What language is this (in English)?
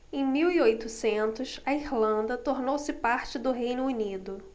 Portuguese